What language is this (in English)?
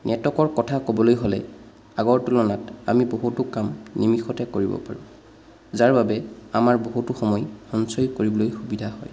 Assamese